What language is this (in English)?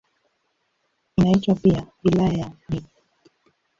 Swahili